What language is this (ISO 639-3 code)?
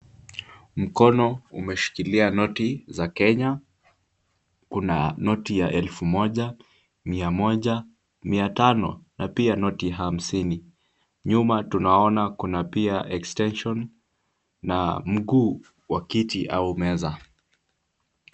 swa